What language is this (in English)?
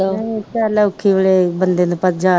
Punjabi